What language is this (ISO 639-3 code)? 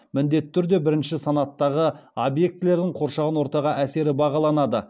kaz